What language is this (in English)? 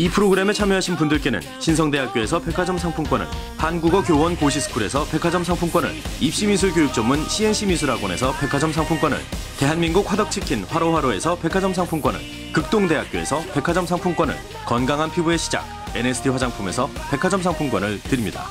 Korean